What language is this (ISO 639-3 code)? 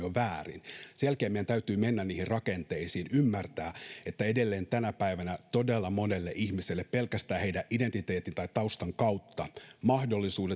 fin